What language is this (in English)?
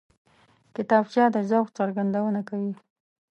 Pashto